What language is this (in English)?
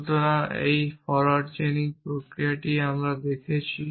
Bangla